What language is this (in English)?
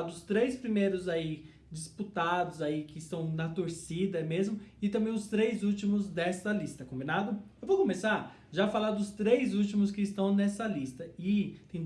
Portuguese